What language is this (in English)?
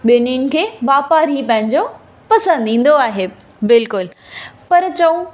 Sindhi